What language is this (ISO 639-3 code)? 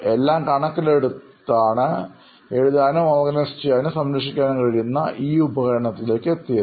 mal